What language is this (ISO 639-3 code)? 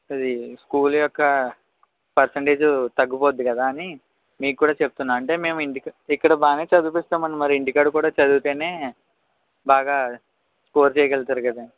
tel